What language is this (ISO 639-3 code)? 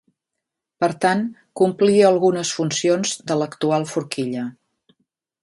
cat